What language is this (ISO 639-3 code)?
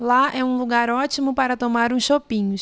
por